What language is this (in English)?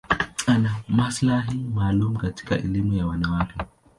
Swahili